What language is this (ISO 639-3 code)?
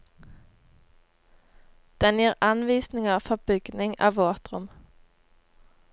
nor